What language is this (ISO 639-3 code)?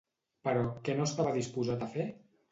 cat